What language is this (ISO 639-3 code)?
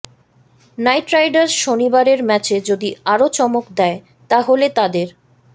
ben